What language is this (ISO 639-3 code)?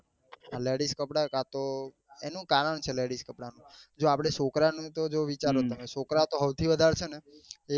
guj